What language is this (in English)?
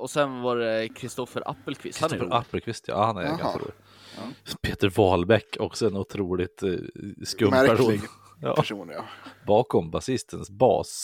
Swedish